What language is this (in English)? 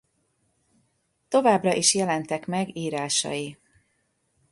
Hungarian